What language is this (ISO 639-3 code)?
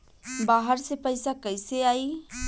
bho